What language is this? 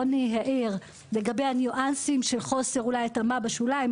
Hebrew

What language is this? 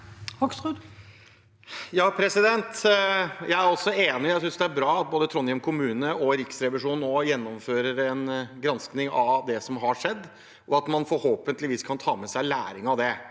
Norwegian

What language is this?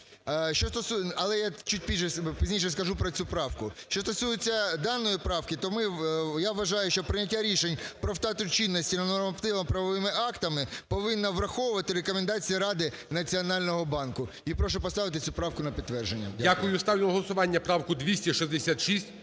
Ukrainian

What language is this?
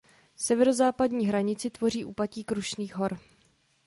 Czech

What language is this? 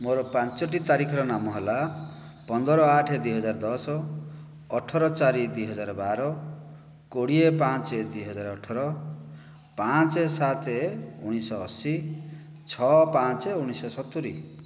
Odia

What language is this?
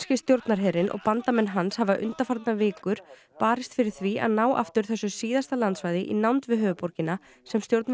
Icelandic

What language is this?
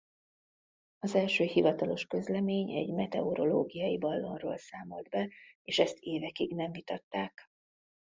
Hungarian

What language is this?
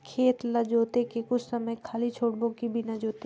Chhattisgarhi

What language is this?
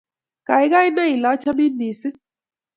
Kalenjin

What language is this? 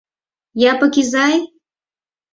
Mari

